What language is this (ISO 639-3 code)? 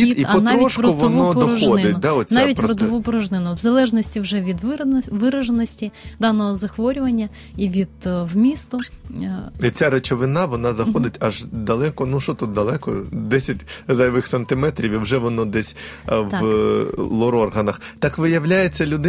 ukr